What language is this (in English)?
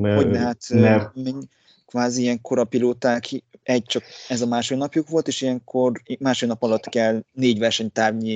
Hungarian